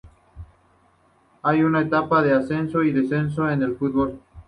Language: Spanish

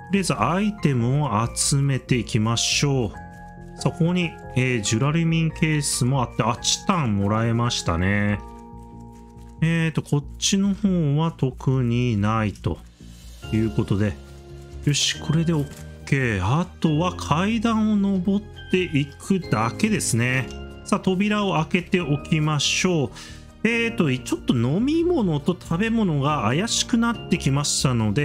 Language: Japanese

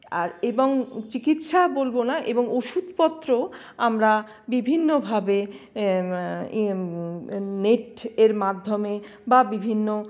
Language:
Bangla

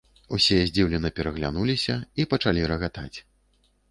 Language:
Belarusian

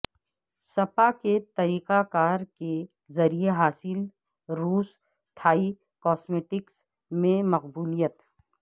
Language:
Urdu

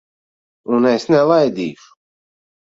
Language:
Latvian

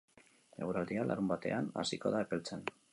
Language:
Basque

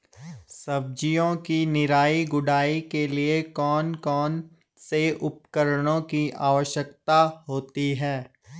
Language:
Hindi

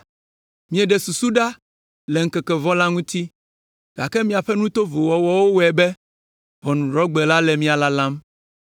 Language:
Ewe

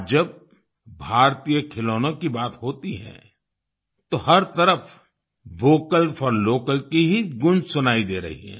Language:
Hindi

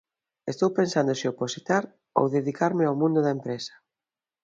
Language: Galician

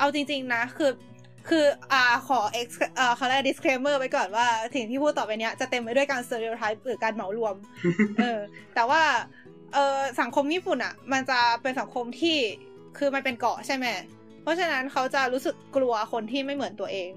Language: Thai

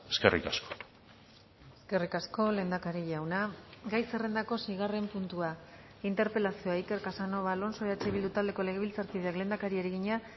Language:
Basque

